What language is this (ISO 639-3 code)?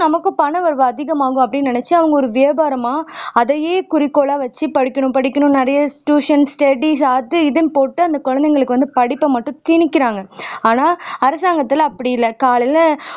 tam